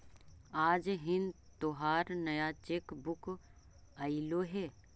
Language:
Magahi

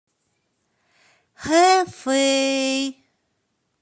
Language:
Russian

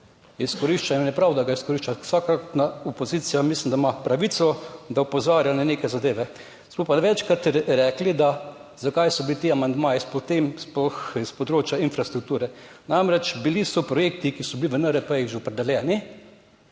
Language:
Slovenian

